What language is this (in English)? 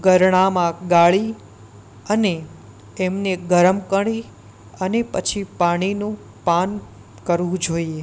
Gujarati